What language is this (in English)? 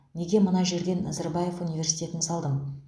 Kazakh